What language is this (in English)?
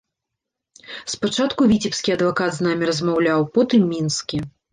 Belarusian